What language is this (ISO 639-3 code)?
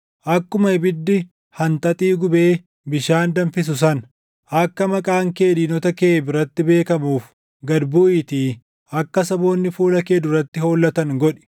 orm